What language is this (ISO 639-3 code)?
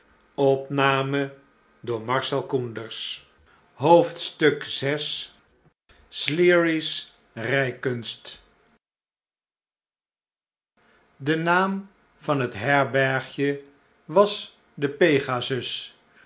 nld